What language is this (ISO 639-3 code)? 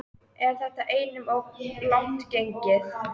isl